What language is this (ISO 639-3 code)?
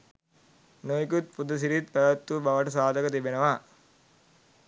sin